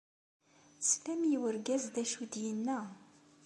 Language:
Kabyle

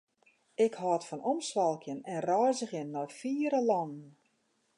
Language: Western Frisian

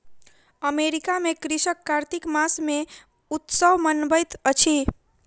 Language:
Maithili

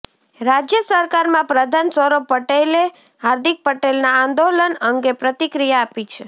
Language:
Gujarati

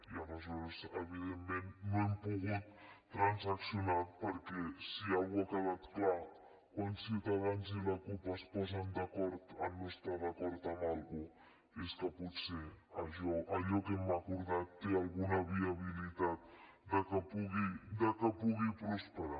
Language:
Catalan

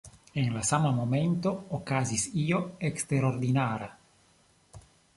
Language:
Esperanto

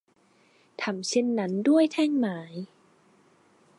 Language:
Thai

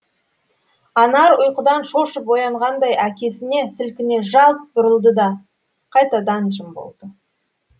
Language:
Kazakh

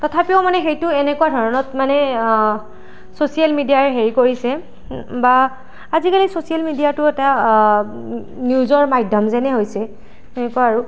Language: Assamese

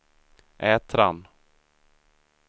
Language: Swedish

